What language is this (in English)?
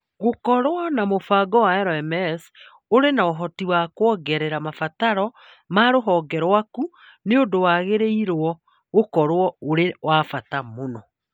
Kikuyu